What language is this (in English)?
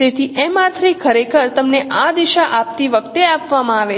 Gujarati